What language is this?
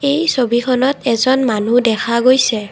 Assamese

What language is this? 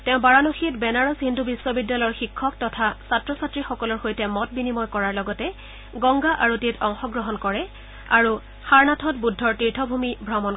Assamese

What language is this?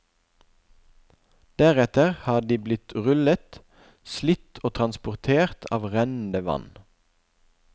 Norwegian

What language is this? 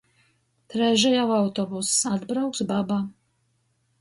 Latgalian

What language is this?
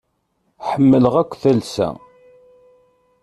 Kabyle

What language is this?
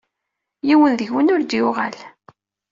Kabyle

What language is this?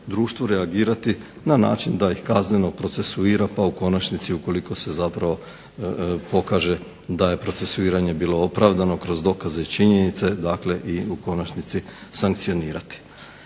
Croatian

